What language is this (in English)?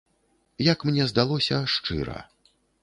Belarusian